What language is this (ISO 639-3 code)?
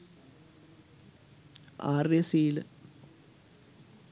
sin